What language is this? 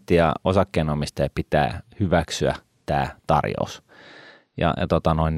Finnish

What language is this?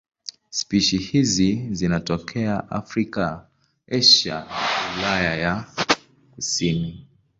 Swahili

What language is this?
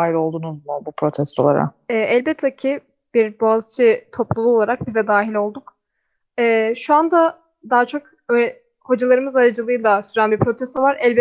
Turkish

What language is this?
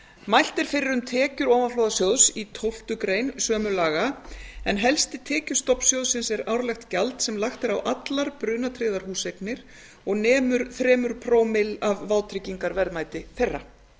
Icelandic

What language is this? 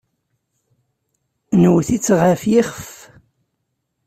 Kabyle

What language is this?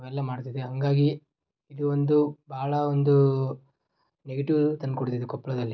Kannada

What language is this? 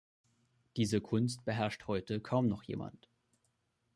German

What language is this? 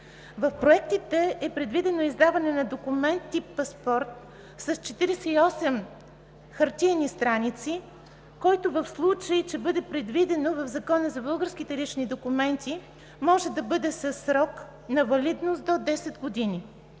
Bulgarian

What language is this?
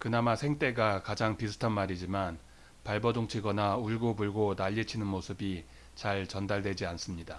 Korean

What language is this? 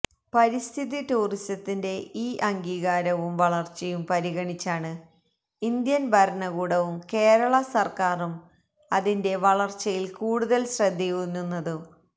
Malayalam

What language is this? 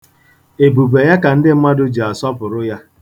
Igbo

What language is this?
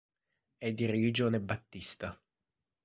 Italian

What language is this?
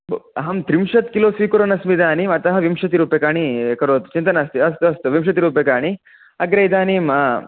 Sanskrit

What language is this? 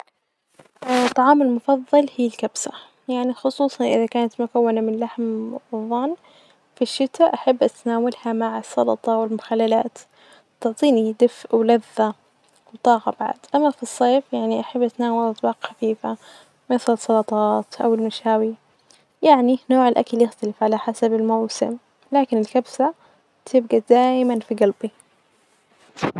Najdi Arabic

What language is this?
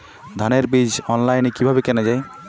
Bangla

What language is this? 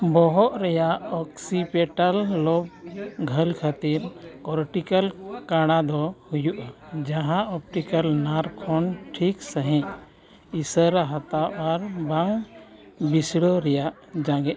Santali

